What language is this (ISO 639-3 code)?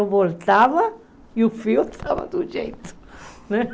por